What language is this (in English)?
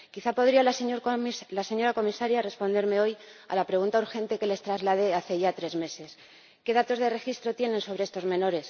Spanish